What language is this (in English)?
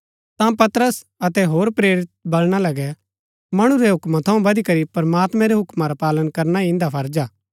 Gaddi